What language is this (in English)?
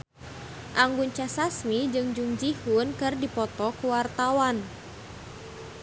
Sundanese